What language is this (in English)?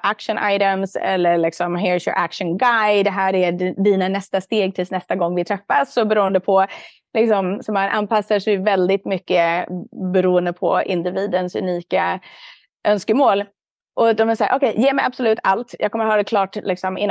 Swedish